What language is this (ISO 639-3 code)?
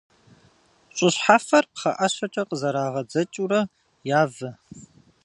kbd